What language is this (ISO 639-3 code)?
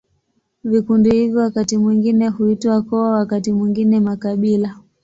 swa